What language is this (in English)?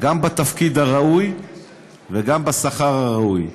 Hebrew